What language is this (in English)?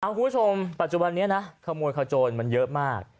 Thai